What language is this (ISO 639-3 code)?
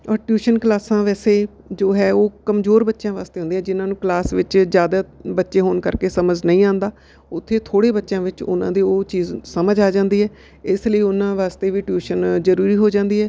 pan